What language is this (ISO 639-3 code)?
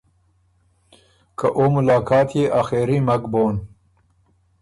oru